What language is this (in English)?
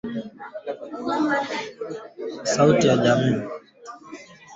Swahili